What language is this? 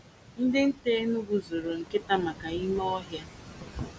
Igbo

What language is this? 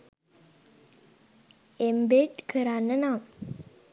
Sinhala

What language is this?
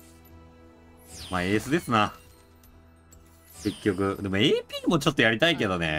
Japanese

